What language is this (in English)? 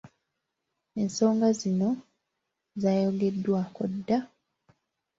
Ganda